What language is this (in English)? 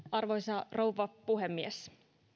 Finnish